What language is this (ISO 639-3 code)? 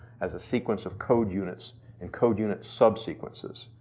eng